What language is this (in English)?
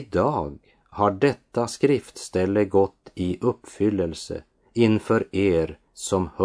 Swedish